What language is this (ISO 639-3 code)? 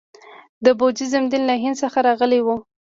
pus